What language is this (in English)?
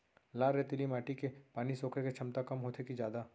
Chhattisgarhi